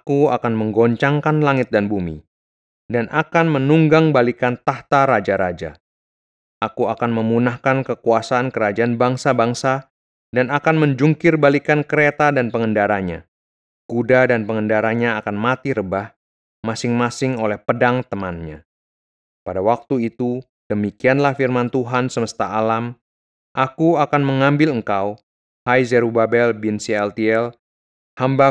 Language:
Indonesian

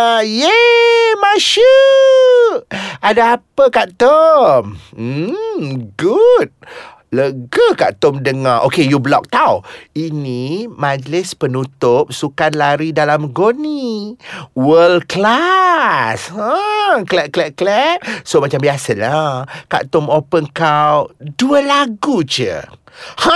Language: Malay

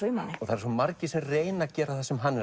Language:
Icelandic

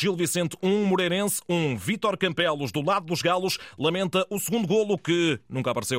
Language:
Portuguese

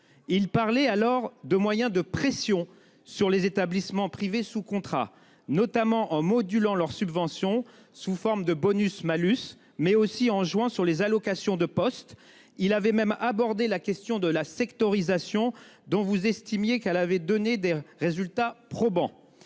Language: French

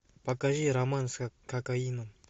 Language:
Russian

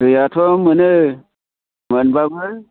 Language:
Bodo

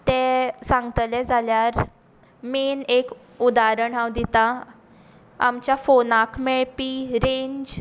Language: Konkani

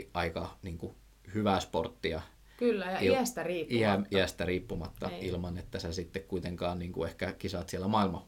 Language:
Finnish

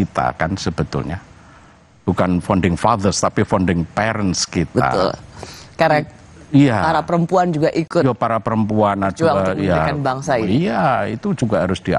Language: Indonesian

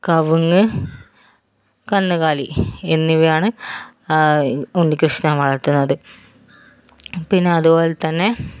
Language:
Malayalam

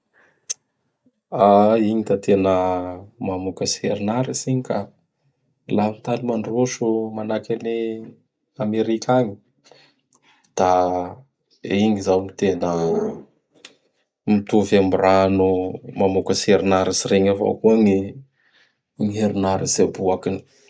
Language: Bara Malagasy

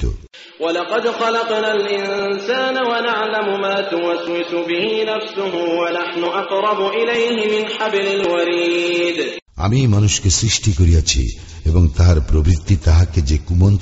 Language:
Bangla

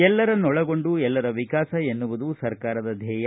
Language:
Kannada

